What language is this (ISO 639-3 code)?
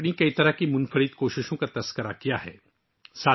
urd